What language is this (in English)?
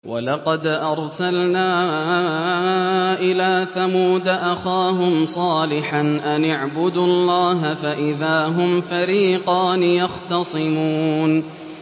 Arabic